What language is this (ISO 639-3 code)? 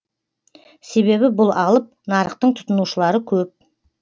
kaz